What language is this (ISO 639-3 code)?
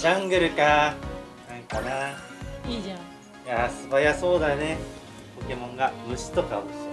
jpn